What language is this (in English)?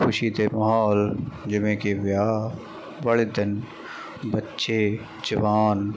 Punjabi